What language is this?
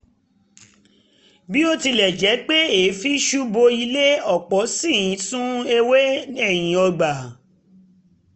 Yoruba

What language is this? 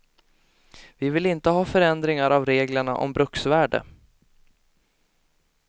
Swedish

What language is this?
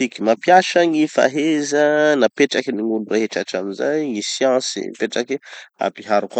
Tanosy Malagasy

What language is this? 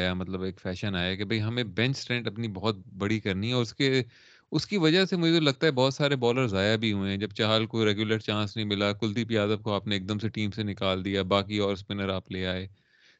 Urdu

